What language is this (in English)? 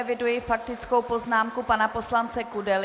Czech